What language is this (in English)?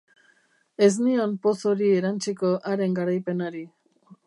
Basque